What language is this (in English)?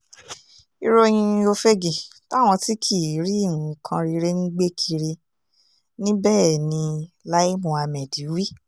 Yoruba